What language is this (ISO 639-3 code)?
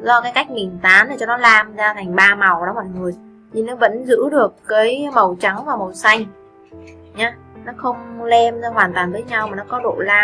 vie